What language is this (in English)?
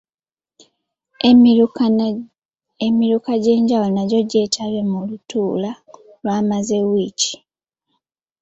Ganda